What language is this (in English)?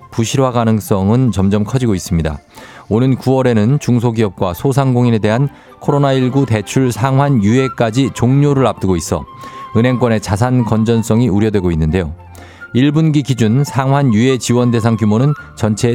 Korean